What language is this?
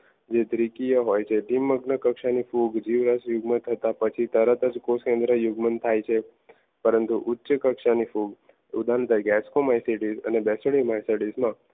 Gujarati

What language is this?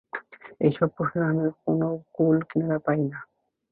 Bangla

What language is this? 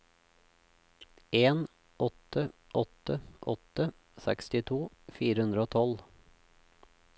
Norwegian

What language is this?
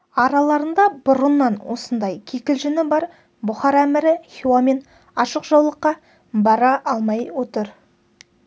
Kazakh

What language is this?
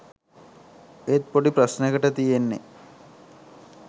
Sinhala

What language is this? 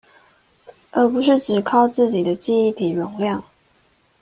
Chinese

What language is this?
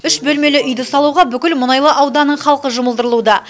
Kazakh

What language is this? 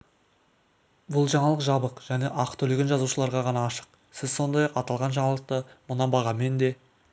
Kazakh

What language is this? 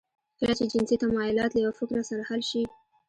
Pashto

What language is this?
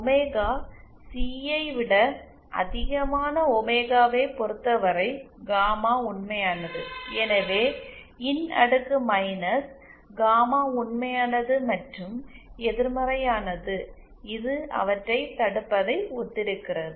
Tamil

